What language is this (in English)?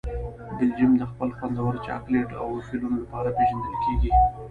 Pashto